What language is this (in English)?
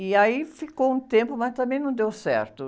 Portuguese